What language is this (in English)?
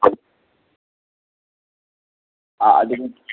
Malayalam